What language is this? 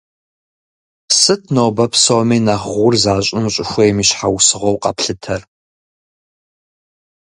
Kabardian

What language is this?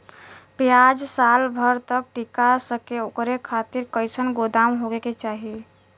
Bhojpuri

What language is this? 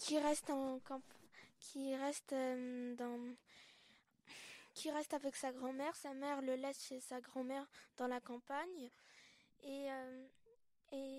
French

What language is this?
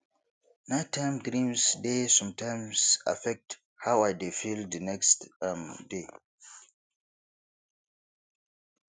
Nigerian Pidgin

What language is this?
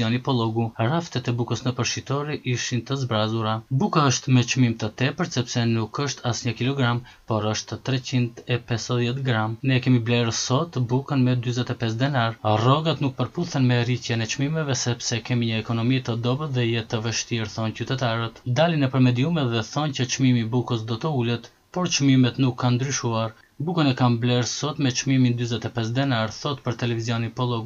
Romanian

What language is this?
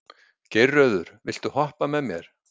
Icelandic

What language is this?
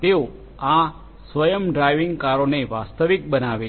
Gujarati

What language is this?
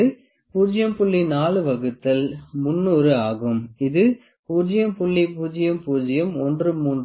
Tamil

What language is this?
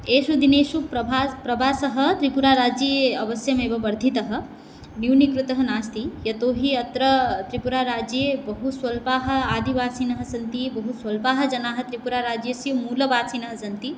Sanskrit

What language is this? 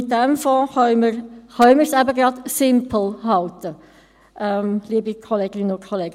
Swiss German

